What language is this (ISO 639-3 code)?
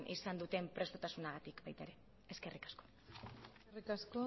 eus